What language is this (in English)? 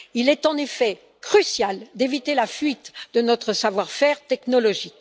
French